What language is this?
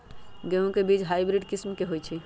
Magahi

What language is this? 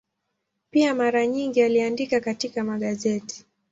Swahili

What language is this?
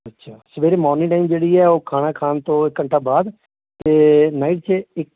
Punjabi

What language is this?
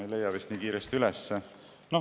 Estonian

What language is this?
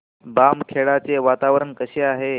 Marathi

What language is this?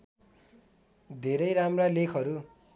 Nepali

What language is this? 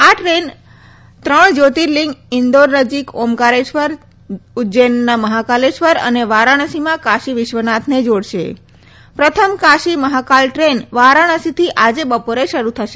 Gujarati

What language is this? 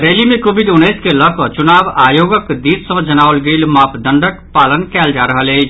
Maithili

